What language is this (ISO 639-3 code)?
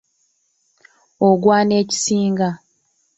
lug